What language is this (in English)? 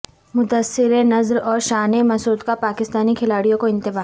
Urdu